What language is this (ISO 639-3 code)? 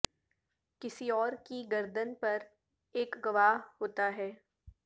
urd